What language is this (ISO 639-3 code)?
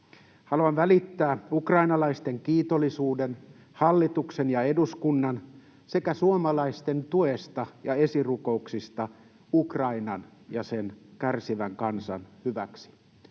fin